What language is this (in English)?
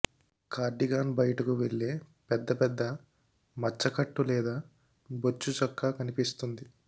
Telugu